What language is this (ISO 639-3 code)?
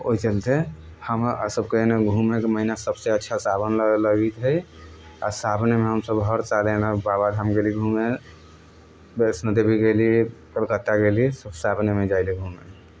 mai